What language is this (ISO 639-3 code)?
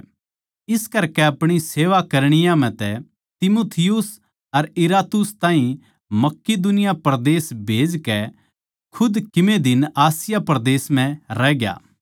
bgc